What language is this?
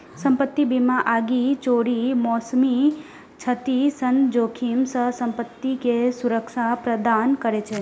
Maithili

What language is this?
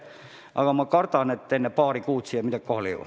Estonian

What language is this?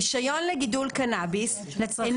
Hebrew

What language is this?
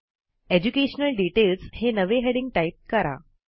Marathi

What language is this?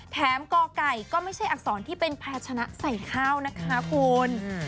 Thai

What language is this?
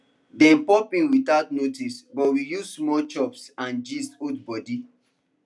Nigerian Pidgin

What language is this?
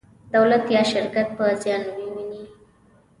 Pashto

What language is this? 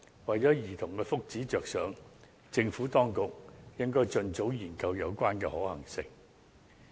Cantonese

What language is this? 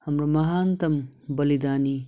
Nepali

